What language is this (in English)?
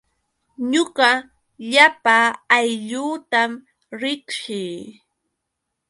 Yauyos Quechua